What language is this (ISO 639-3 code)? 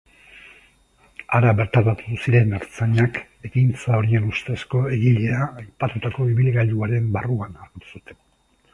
eus